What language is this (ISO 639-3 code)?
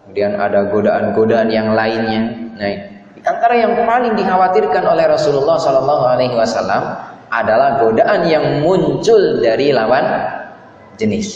ind